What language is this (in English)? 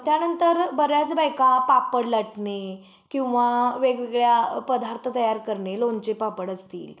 Marathi